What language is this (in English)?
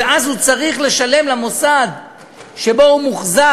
Hebrew